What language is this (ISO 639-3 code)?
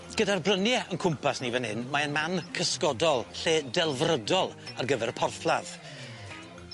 cym